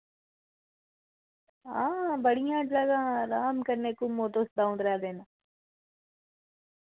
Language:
Dogri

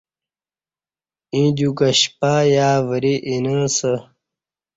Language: Kati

